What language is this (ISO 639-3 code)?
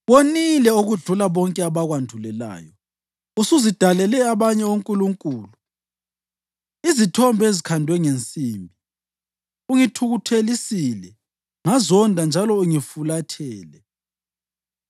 nde